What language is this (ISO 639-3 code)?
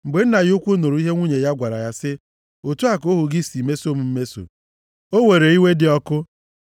ibo